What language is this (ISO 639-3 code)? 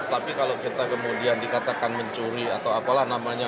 ind